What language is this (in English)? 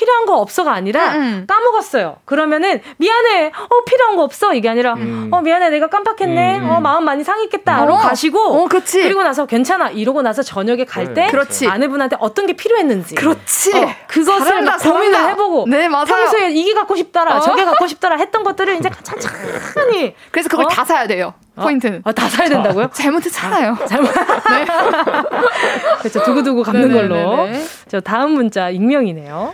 Korean